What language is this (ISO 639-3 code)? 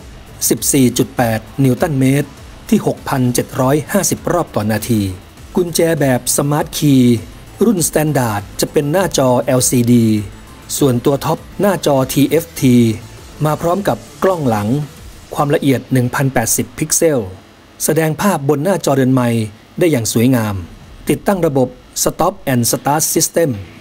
tha